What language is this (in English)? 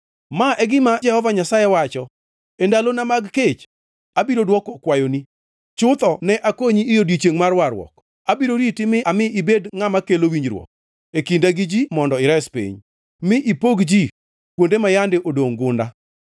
Luo (Kenya and Tanzania)